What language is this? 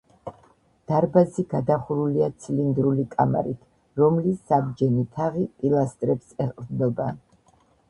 Georgian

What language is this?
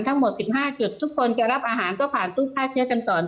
Thai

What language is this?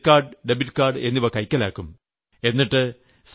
Malayalam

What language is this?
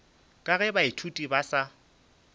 Northern Sotho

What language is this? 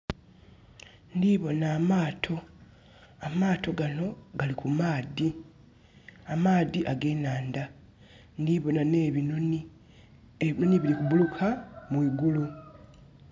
Soga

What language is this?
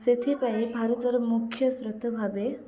Odia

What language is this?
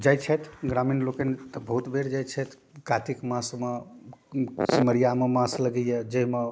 Maithili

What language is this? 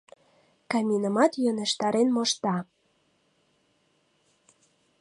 Mari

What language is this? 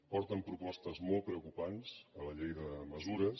Catalan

